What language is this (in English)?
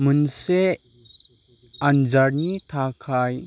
Bodo